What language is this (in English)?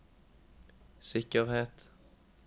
Norwegian